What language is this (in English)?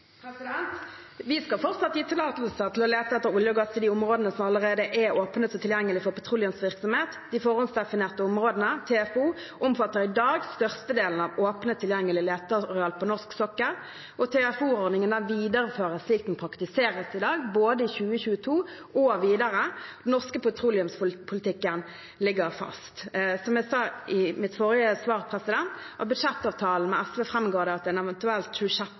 Norwegian